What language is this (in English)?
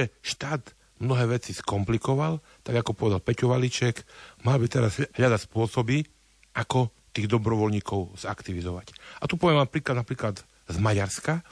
Slovak